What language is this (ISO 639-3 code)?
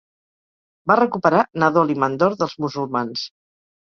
cat